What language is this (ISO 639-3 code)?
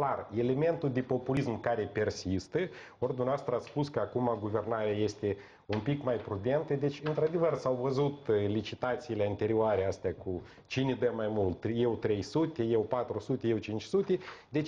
ron